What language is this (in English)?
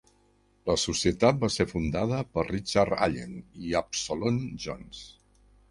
Catalan